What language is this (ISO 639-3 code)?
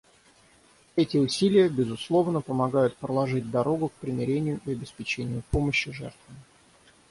rus